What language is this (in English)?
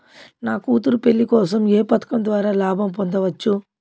Telugu